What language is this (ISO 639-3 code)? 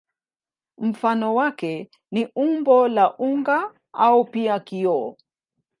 swa